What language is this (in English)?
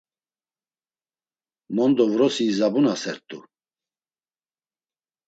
Laz